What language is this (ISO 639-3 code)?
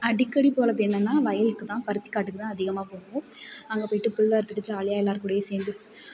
tam